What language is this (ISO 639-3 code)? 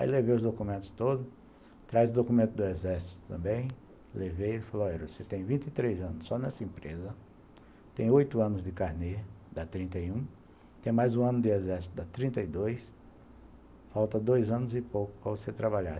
por